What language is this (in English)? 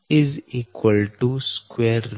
Gujarati